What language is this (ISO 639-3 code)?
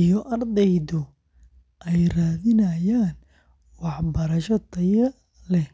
som